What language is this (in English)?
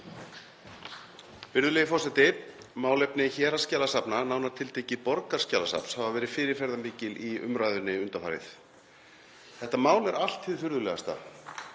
Icelandic